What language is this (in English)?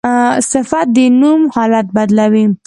Pashto